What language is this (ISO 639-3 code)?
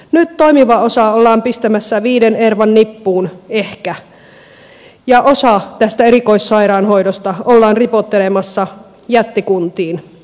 fin